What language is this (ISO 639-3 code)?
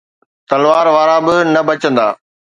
snd